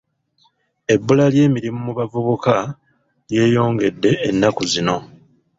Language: Ganda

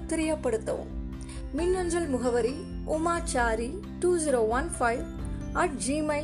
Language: Tamil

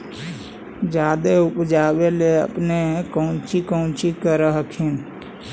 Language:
Magahi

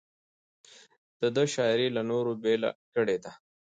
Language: Pashto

